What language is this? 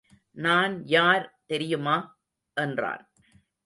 Tamil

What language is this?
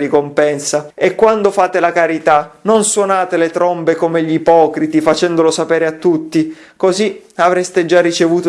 Italian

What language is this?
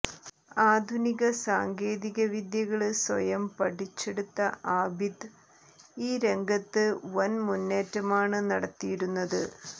Malayalam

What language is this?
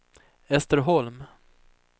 Swedish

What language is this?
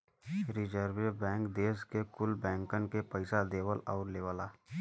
Bhojpuri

